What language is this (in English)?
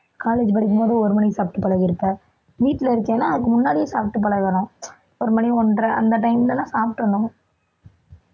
Tamil